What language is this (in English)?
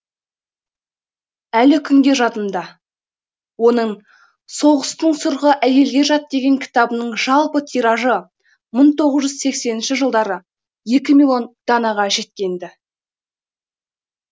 Kazakh